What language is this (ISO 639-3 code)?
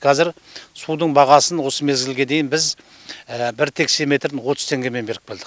kaz